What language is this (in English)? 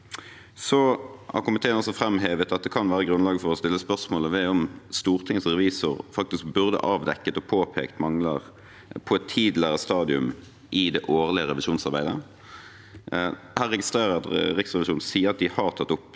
Norwegian